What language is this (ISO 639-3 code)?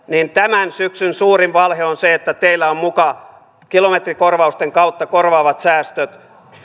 fin